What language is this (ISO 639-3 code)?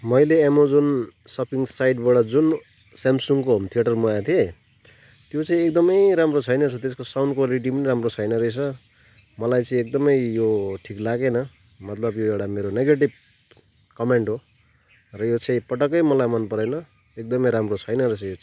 nep